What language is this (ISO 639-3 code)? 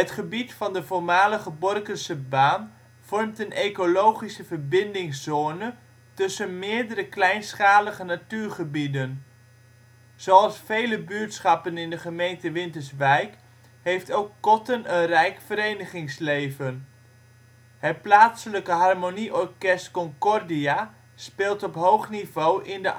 nld